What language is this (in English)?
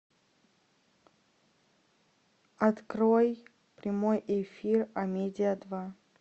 Russian